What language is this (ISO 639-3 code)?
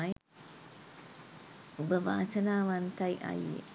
sin